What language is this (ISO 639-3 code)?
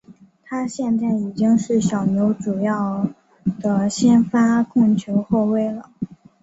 zho